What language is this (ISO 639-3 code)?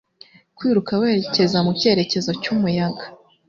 kin